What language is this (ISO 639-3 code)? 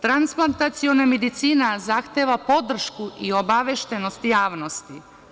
srp